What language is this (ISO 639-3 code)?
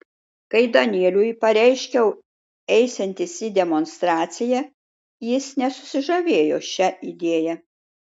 lit